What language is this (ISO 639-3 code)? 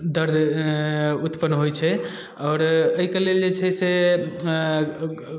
mai